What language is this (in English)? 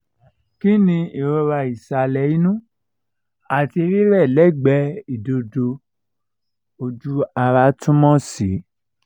Yoruba